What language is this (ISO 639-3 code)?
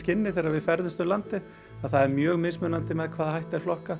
isl